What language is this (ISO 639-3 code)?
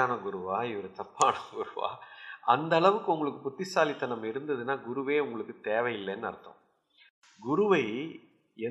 tam